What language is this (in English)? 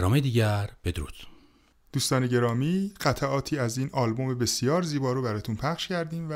Persian